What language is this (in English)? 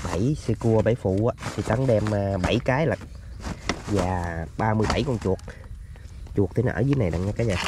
Vietnamese